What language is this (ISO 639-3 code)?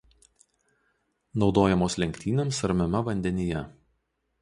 lit